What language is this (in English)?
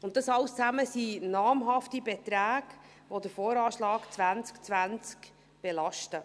Swiss German